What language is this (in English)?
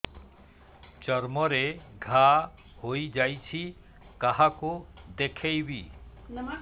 Odia